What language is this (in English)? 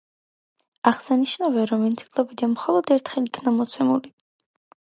Georgian